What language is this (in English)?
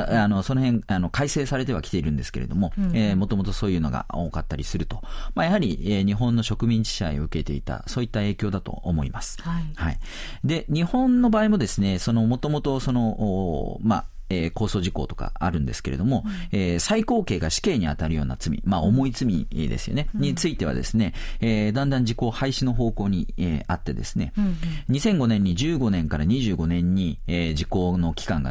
Japanese